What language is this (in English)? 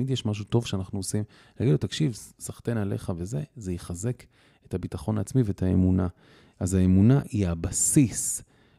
Hebrew